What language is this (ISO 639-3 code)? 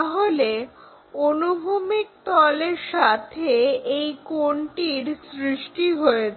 ben